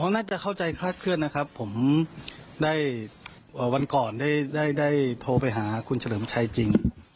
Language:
Thai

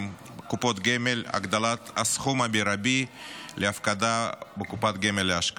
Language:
Hebrew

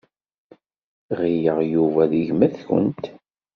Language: Kabyle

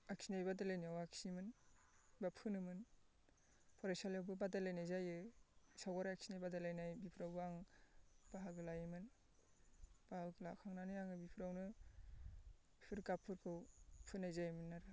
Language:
Bodo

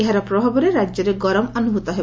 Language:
Odia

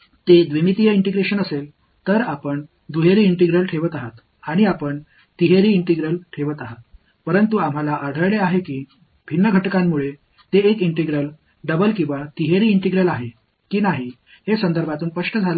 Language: Tamil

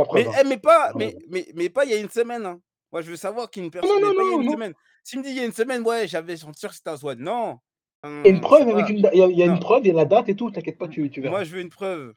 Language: French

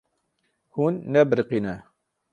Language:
Kurdish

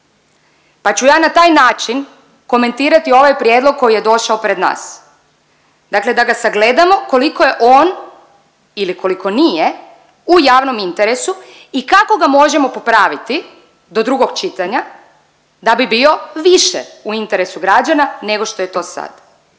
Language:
Croatian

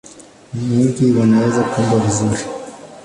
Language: Swahili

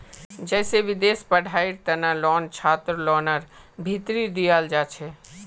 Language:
Magahi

